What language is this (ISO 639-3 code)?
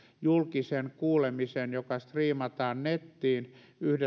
fin